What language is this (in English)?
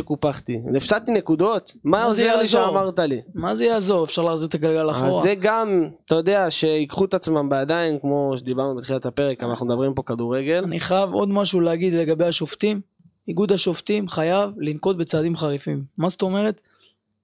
Hebrew